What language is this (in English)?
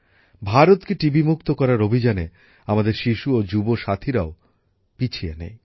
Bangla